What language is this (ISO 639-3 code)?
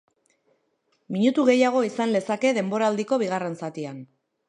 eus